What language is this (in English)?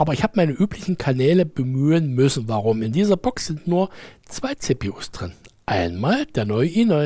German